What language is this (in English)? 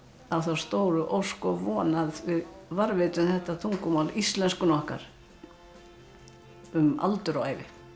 Icelandic